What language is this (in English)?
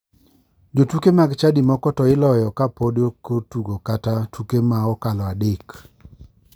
Luo (Kenya and Tanzania)